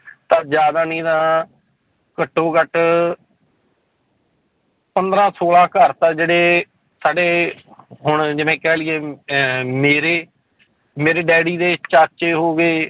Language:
Punjabi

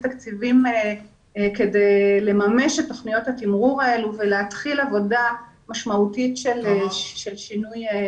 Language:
Hebrew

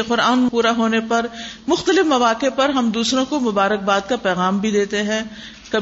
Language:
Urdu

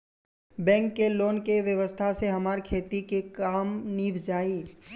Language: Bhojpuri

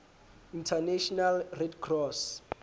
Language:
Southern Sotho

